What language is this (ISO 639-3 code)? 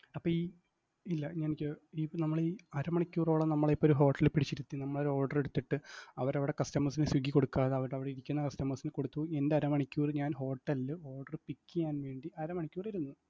mal